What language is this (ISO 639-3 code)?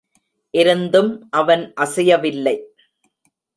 tam